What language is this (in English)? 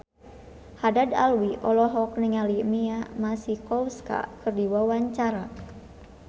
Sundanese